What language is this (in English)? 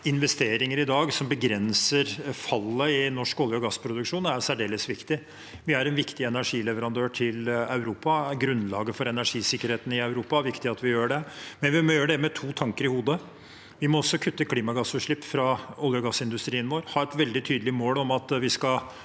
Norwegian